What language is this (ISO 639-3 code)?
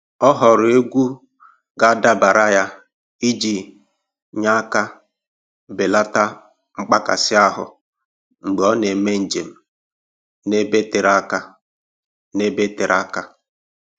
ibo